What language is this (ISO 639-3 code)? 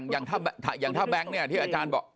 tha